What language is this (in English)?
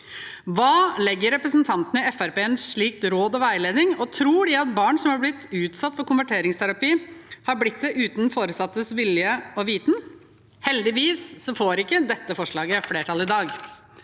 Norwegian